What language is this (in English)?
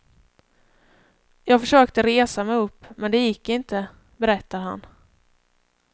Swedish